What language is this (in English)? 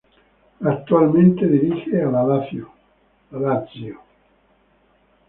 Spanish